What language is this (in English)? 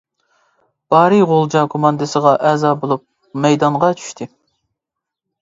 Uyghur